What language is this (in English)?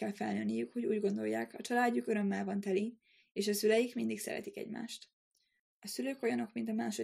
Hungarian